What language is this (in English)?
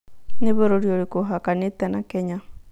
Kikuyu